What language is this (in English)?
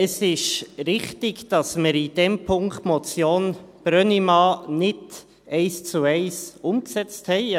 Swiss German